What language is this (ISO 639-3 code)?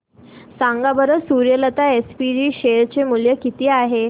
mar